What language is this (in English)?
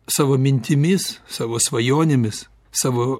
Lithuanian